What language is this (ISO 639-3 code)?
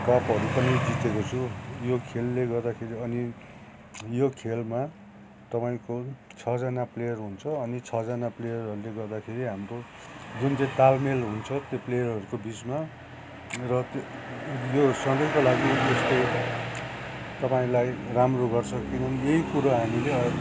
nep